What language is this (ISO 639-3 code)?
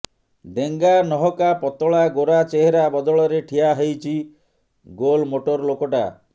ori